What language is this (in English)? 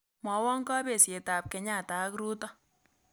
Kalenjin